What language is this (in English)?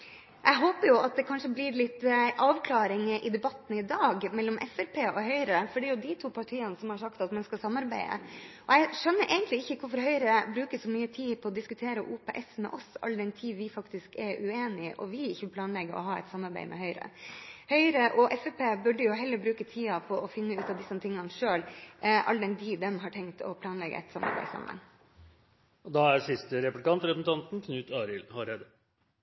Norwegian